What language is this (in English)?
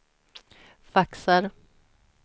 Swedish